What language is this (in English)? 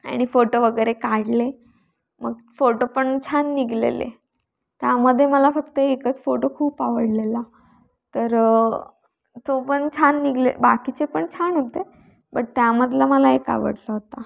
Marathi